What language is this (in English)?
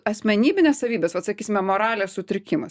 Lithuanian